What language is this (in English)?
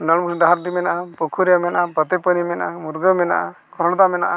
Santali